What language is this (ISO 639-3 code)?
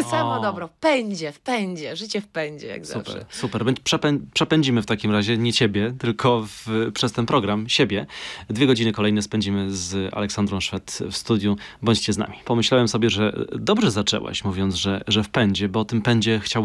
pol